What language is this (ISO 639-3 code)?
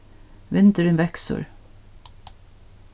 fao